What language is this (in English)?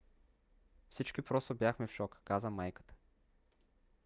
Bulgarian